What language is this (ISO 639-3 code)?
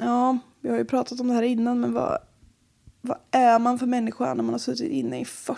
swe